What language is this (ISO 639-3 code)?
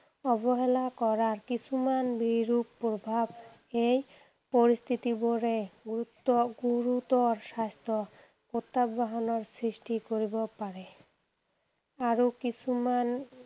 asm